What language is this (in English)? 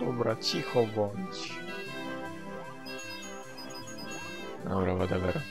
Polish